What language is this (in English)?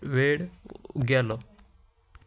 Konkani